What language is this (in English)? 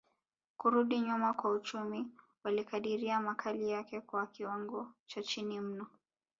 Swahili